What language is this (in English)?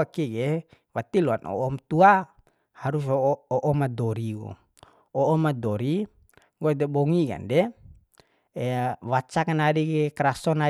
Bima